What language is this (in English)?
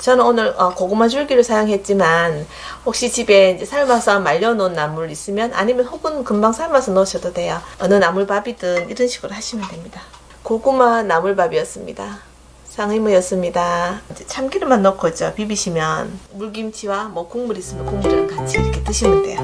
Korean